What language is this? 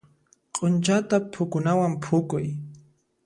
Puno Quechua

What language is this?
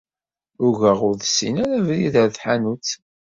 Kabyle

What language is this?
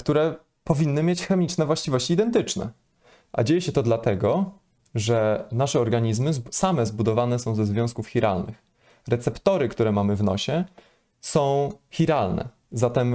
Polish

